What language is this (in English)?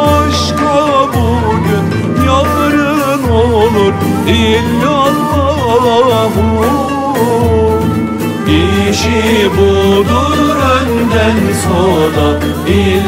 Turkish